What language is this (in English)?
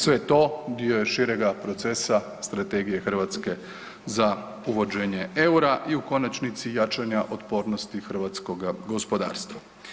Croatian